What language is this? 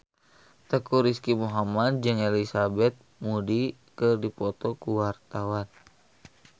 Sundanese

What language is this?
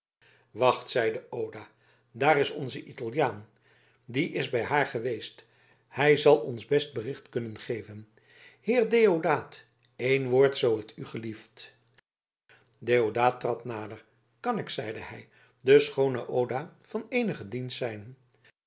Dutch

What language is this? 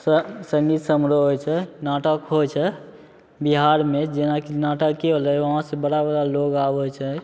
Maithili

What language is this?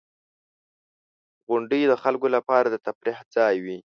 Pashto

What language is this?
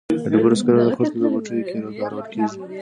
Pashto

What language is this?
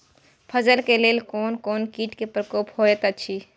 Maithili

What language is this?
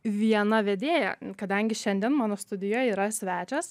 Lithuanian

